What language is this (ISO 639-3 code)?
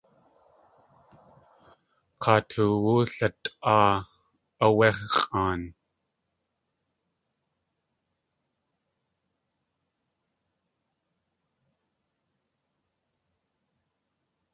tli